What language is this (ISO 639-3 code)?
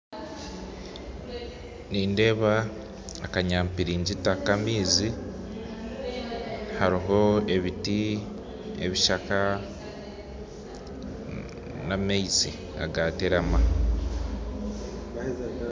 nyn